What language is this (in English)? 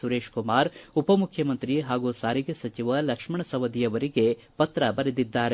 Kannada